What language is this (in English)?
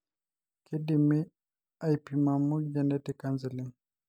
Masai